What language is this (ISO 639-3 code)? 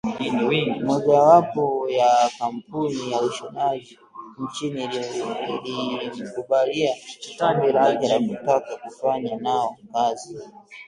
swa